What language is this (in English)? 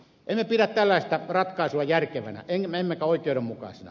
Finnish